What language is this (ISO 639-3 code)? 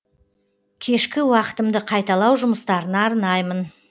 kaz